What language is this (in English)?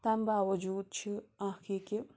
Kashmiri